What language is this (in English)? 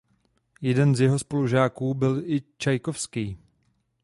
Czech